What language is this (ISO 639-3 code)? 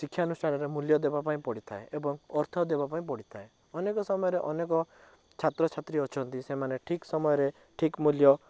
ori